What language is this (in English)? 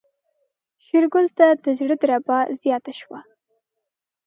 Pashto